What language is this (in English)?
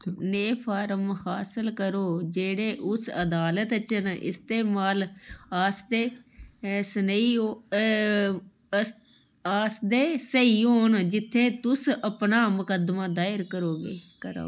Dogri